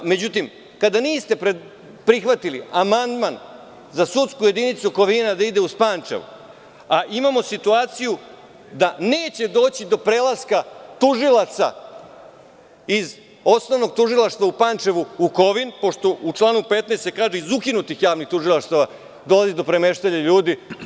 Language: Serbian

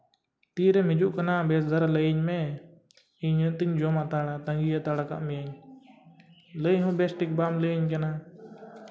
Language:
Santali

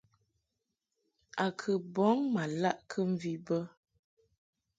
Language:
Mungaka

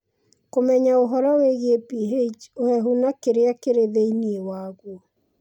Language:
Kikuyu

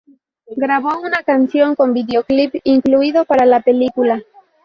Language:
Spanish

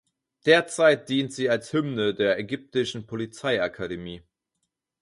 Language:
German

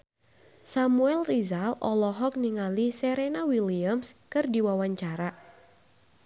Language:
Sundanese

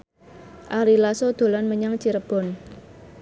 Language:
Javanese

